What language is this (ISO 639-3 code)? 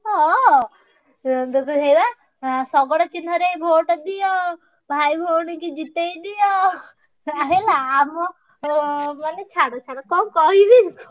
ori